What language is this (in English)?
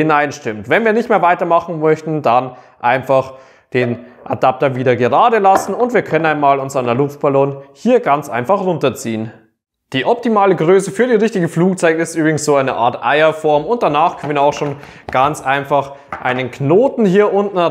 German